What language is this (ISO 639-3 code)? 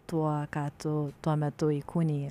lit